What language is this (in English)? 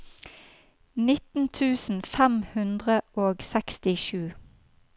Norwegian